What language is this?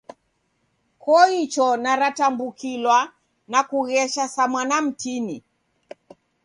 Taita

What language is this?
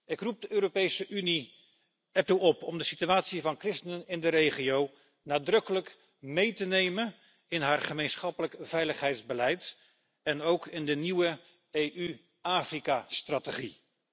Dutch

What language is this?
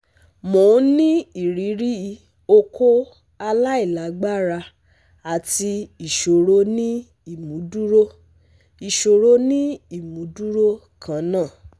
Yoruba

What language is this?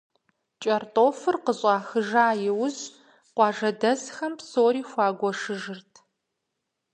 Kabardian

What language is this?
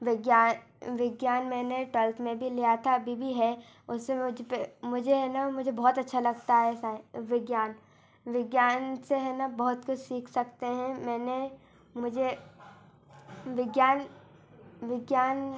Hindi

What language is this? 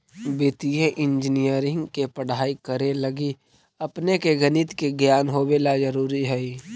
Magahi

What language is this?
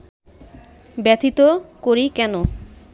Bangla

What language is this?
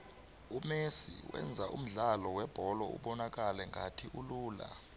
South Ndebele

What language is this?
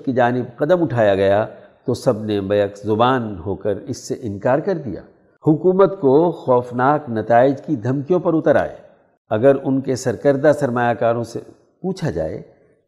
Urdu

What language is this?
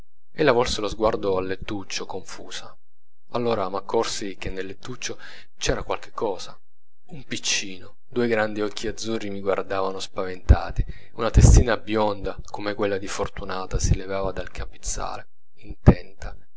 Italian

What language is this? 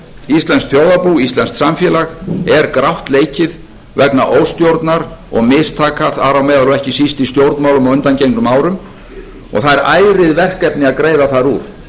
Icelandic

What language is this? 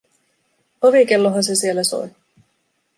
Finnish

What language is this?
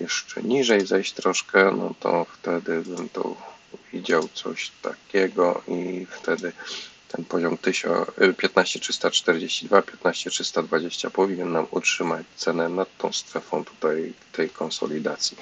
Polish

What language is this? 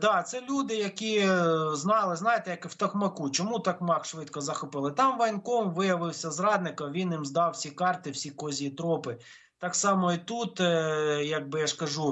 Ukrainian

